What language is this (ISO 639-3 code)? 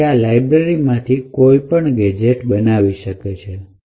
guj